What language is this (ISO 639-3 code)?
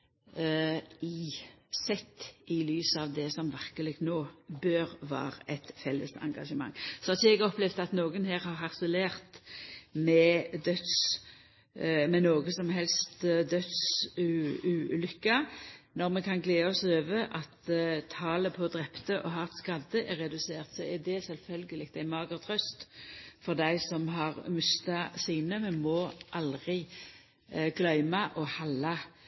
nno